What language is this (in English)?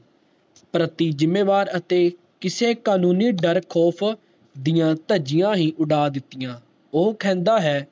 Punjabi